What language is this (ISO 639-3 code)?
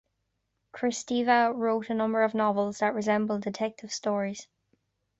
eng